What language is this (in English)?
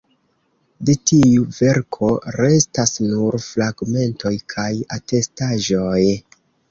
Esperanto